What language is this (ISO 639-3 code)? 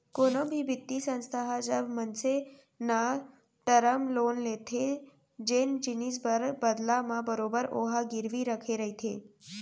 hne